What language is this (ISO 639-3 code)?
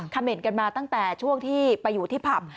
tha